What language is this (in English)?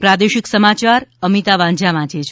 Gujarati